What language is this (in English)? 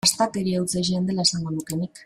Basque